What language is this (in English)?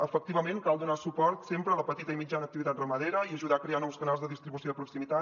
Catalan